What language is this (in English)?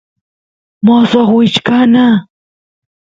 Santiago del Estero Quichua